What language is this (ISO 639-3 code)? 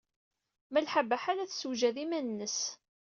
kab